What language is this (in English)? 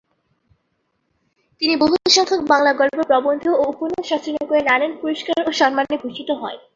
Bangla